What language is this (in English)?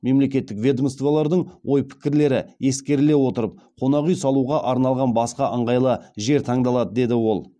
Kazakh